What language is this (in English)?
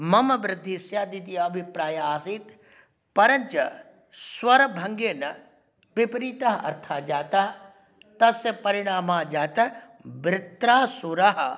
Sanskrit